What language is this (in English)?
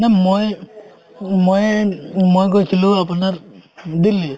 Assamese